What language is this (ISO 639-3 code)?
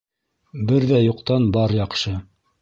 bak